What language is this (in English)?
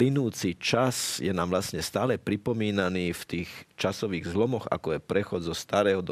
Slovak